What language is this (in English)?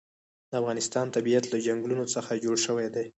Pashto